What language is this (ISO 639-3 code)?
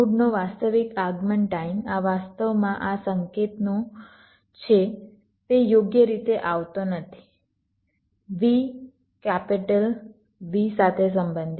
guj